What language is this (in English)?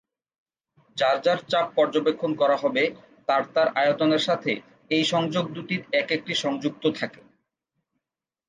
Bangla